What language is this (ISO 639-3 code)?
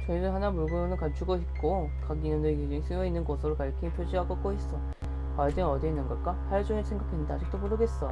kor